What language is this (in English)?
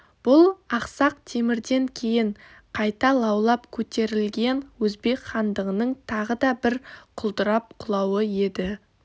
Kazakh